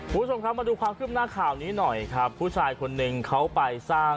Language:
Thai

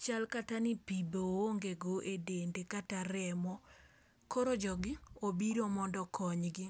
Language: Luo (Kenya and Tanzania)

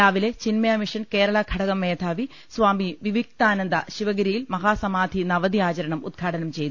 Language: Malayalam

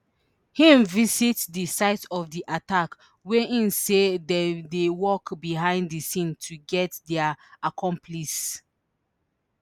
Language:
Nigerian Pidgin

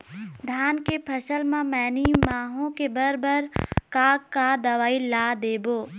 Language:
Chhattisgarhi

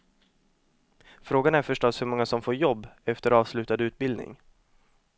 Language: Swedish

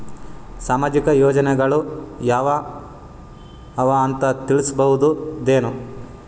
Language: Kannada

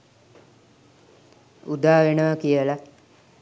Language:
Sinhala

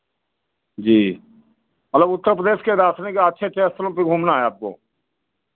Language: Hindi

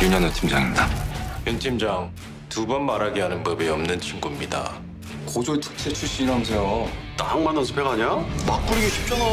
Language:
Korean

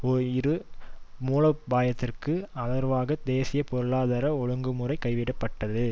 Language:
Tamil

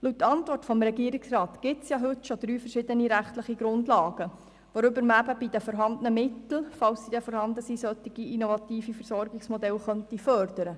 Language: Swiss German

